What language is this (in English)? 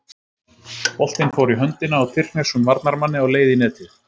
Icelandic